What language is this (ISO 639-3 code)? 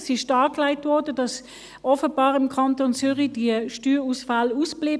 gsw